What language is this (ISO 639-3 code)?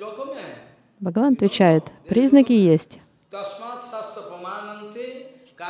rus